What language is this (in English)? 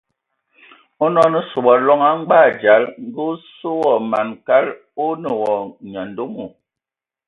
Ewondo